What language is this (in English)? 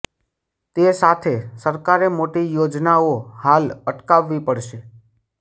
Gujarati